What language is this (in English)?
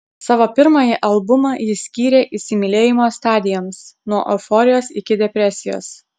Lithuanian